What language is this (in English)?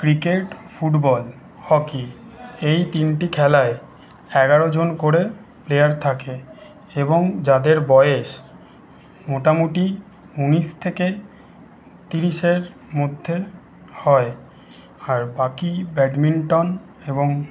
Bangla